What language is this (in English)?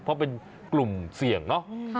Thai